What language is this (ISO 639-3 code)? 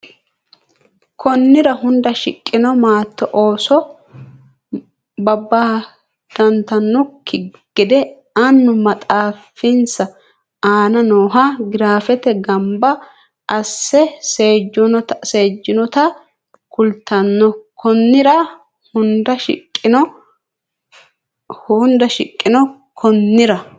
sid